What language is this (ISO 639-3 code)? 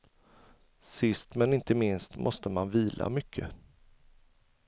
swe